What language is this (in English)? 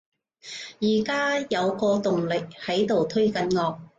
Cantonese